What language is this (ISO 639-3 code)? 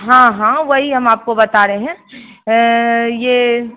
hin